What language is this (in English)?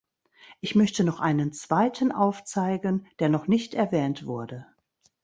German